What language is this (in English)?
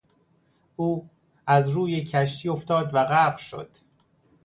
Persian